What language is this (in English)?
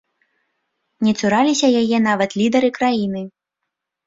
Belarusian